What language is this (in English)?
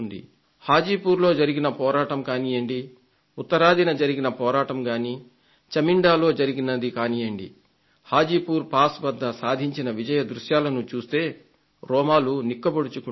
Telugu